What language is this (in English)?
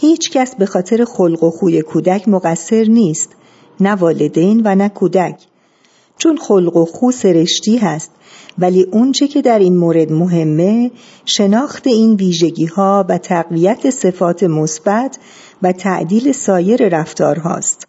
Persian